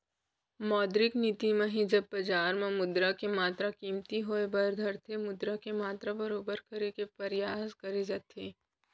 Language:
Chhattisgarhi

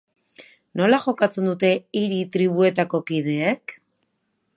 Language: Basque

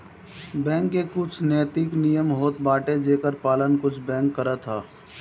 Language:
Bhojpuri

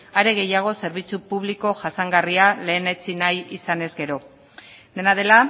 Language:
Basque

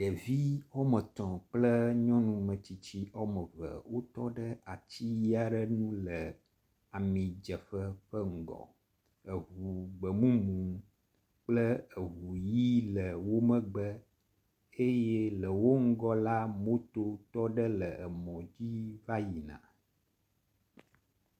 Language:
Ewe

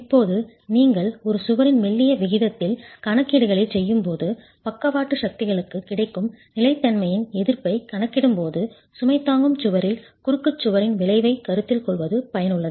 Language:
Tamil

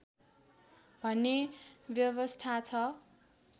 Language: Nepali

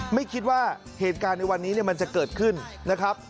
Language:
Thai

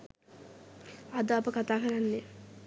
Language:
Sinhala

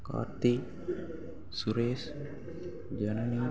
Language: Tamil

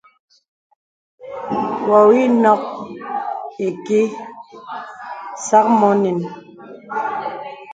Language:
Bebele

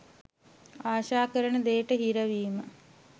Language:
Sinhala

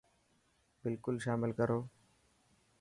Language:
Dhatki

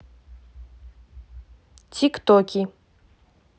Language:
Russian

